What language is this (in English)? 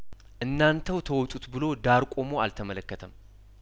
Amharic